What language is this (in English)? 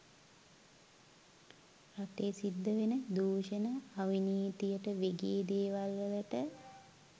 Sinhala